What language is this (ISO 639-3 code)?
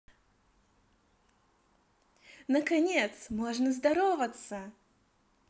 rus